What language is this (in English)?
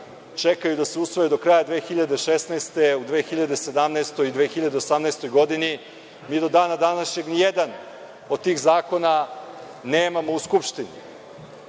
Serbian